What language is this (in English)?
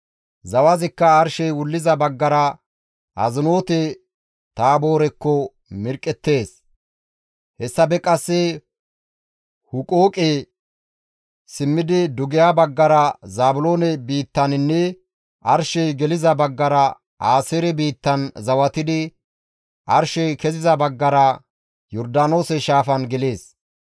Gamo